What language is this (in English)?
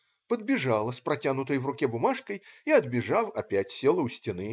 Russian